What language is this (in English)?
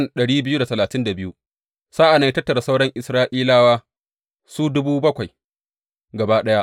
Hausa